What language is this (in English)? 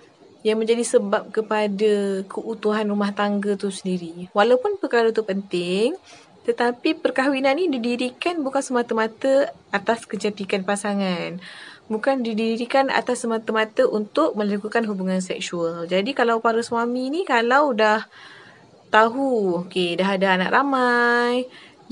Malay